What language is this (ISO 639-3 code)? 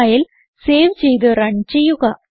mal